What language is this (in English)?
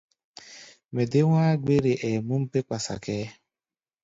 Gbaya